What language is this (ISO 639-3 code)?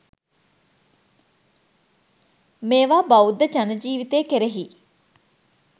sin